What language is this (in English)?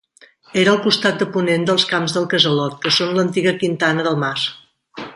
Catalan